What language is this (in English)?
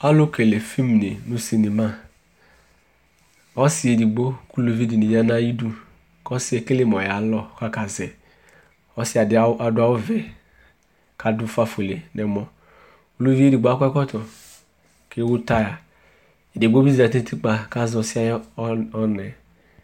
Ikposo